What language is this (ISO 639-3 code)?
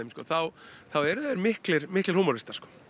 isl